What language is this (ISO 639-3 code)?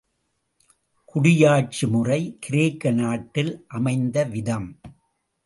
tam